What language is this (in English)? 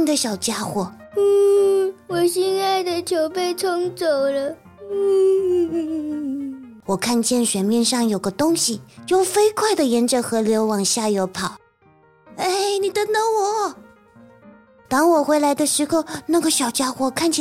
Chinese